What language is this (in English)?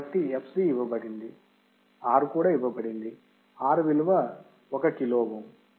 Telugu